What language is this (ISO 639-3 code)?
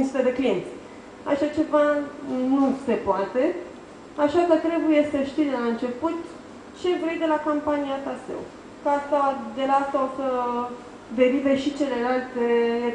ron